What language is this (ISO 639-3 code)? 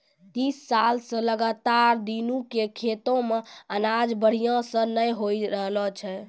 mai